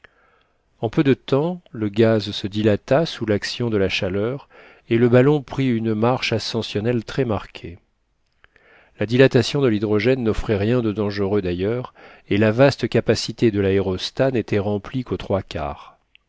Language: French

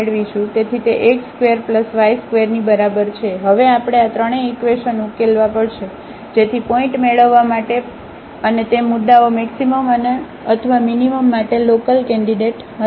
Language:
Gujarati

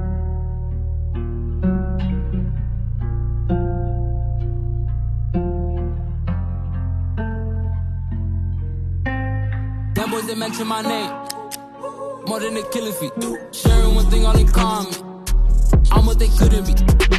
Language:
English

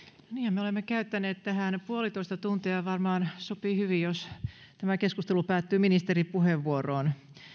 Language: Finnish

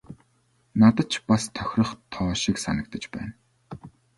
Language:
Mongolian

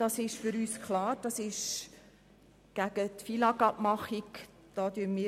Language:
Swiss German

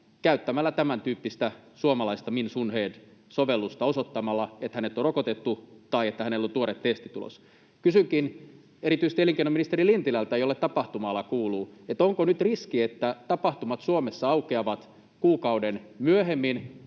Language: Finnish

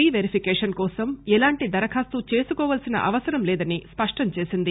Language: Telugu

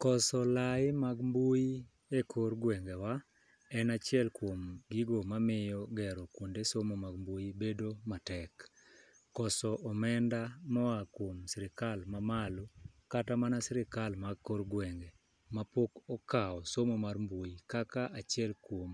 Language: Luo (Kenya and Tanzania)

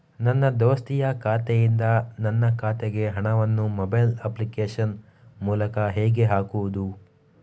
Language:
Kannada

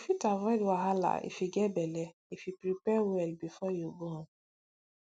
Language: Nigerian Pidgin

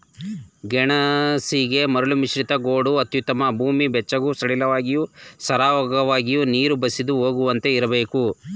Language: Kannada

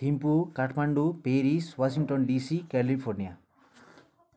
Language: Nepali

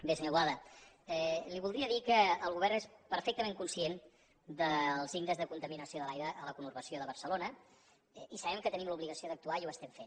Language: Catalan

